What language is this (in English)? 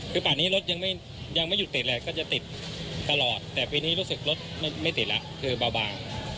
Thai